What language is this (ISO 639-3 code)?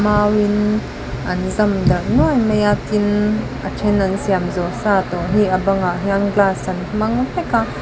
lus